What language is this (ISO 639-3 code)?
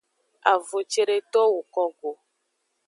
ajg